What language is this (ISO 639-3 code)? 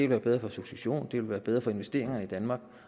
dan